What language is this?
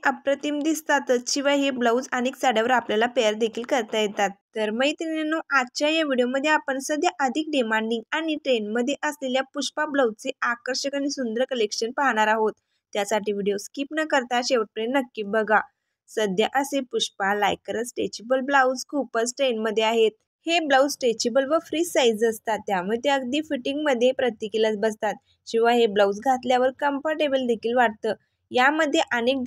Marathi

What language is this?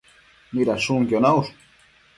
Matsés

